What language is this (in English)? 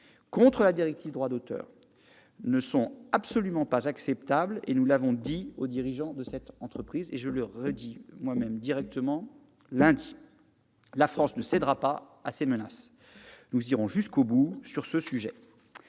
French